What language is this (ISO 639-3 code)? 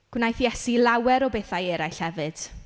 cym